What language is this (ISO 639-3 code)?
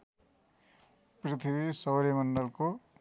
nep